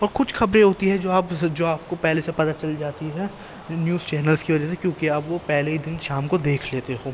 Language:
Urdu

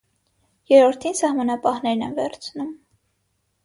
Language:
Armenian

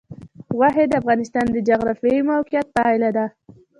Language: Pashto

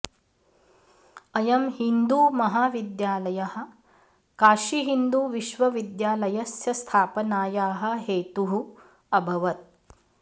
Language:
Sanskrit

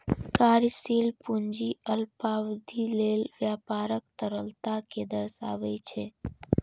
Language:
Maithili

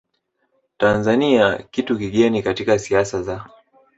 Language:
Swahili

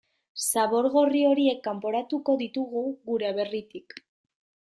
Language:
Basque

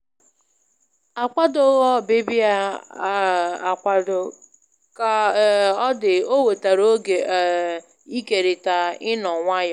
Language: Igbo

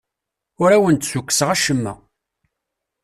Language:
Kabyle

